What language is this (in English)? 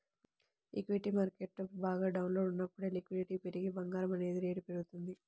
Telugu